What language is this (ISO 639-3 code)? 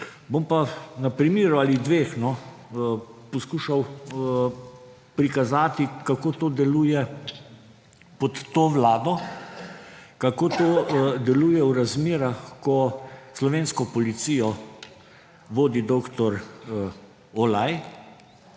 slv